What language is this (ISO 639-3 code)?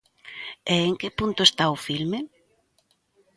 glg